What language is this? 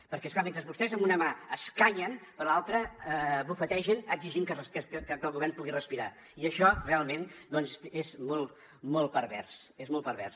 Catalan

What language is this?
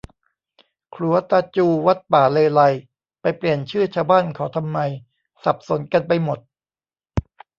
Thai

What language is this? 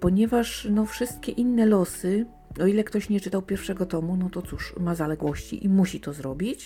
Polish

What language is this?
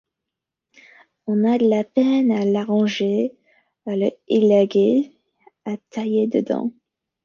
French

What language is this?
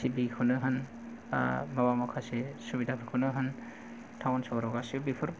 Bodo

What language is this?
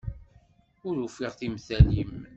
Kabyle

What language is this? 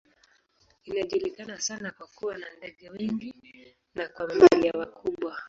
Swahili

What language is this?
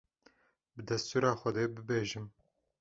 Kurdish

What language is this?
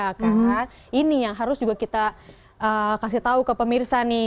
Indonesian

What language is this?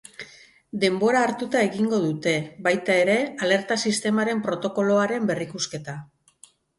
Basque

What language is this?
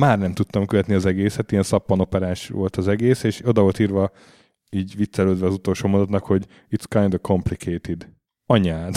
Hungarian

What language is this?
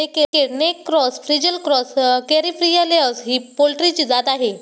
Marathi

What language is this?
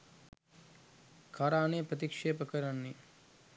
Sinhala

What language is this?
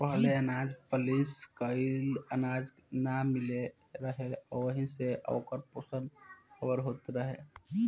Bhojpuri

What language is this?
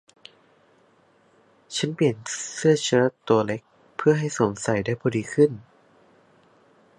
Thai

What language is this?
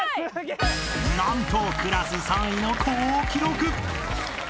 Japanese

